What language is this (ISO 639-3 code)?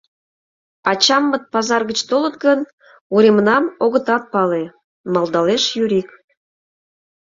chm